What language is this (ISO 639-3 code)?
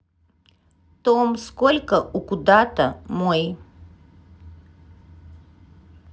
rus